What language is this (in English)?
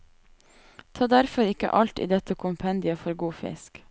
Norwegian